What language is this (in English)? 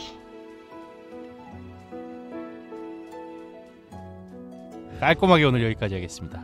Korean